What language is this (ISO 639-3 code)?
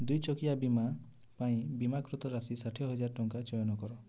ori